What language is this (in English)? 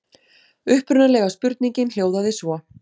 Icelandic